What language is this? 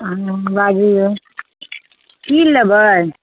Maithili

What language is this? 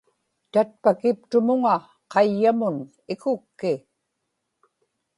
Inupiaq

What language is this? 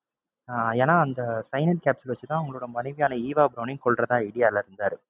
Tamil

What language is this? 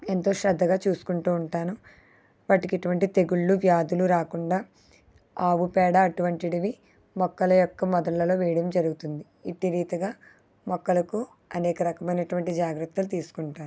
Telugu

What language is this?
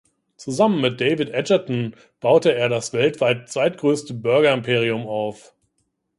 German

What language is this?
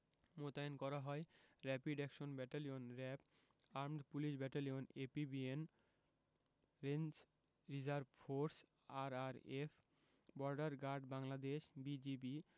Bangla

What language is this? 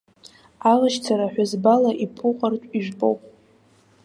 Abkhazian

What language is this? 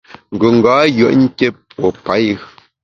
Bamun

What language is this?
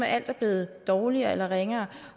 Danish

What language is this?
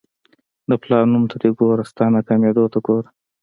Pashto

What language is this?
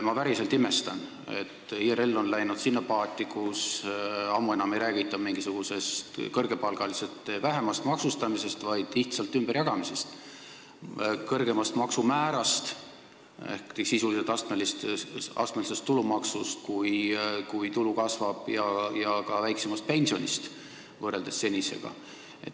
Estonian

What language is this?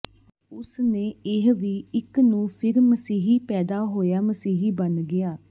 Punjabi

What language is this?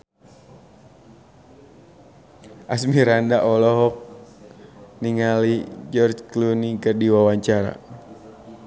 Sundanese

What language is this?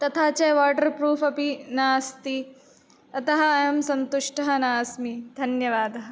Sanskrit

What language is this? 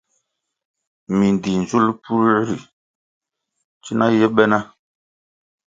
Kwasio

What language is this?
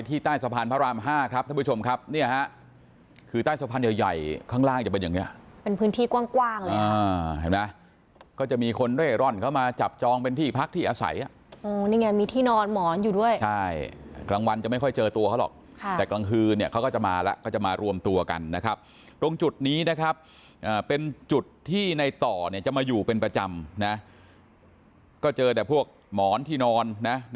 Thai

